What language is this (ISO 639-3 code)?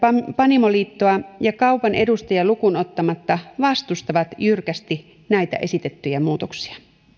fin